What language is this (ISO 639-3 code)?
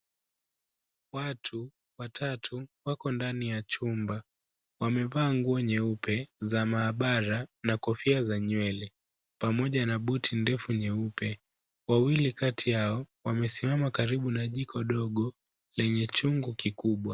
swa